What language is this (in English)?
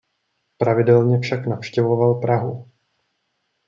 Czech